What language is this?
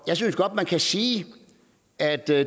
Danish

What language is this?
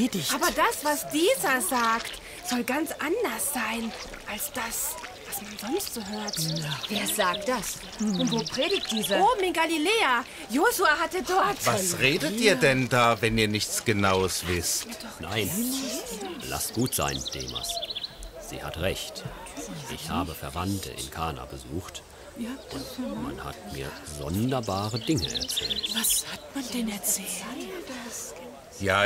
German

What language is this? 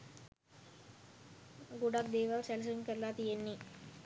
Sinhala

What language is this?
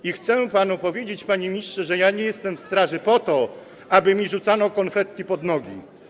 Polish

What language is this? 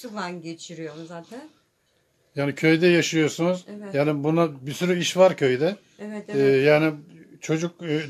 Turkish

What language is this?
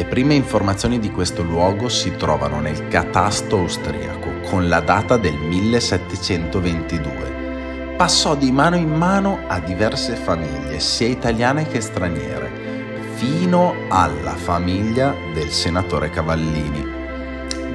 Italian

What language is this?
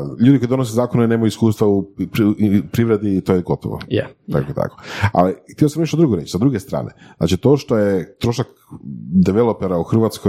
Croatian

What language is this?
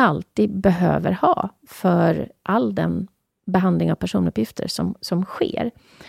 Swedish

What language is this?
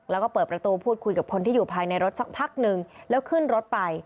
Thai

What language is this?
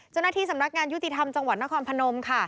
Thai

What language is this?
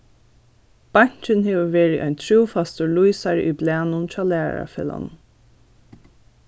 Faroese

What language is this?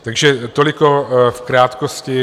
Czech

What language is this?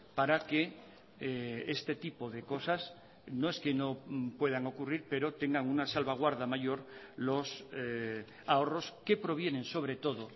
Spanish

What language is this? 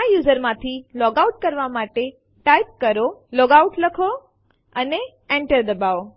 Gujarati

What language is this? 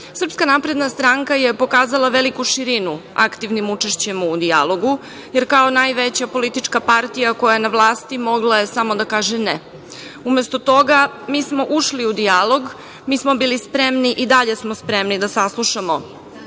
Serbian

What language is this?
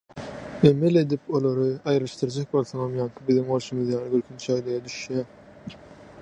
Turkmen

